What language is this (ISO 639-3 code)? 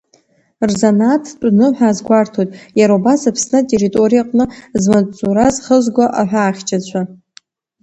abk